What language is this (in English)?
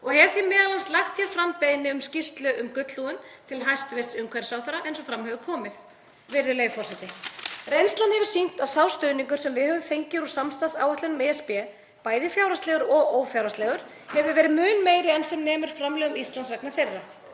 Icelandic